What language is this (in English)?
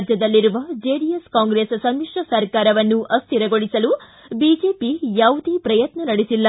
Kannada